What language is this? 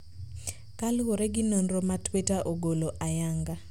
Luo (Kenya and Tanzania)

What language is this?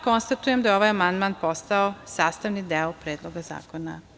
Serbian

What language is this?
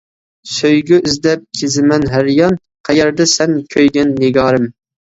Uyghur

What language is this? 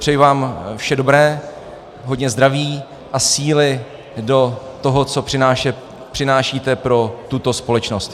Czech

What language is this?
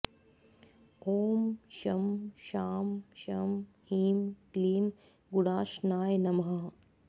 Sanskrit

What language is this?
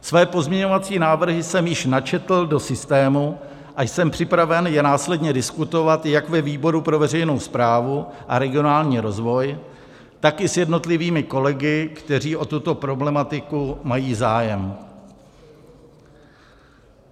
Czech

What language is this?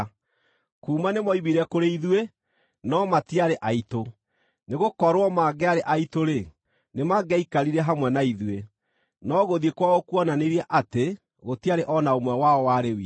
Kikuyu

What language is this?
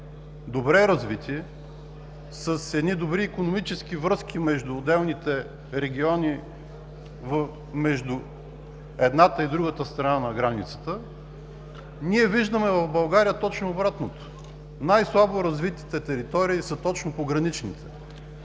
Bulgarian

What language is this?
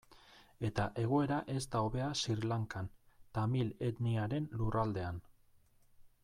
Basque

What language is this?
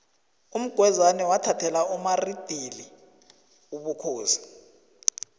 South Ndebele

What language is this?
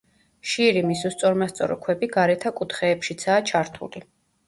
Georgian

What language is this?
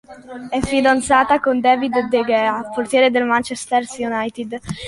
Italian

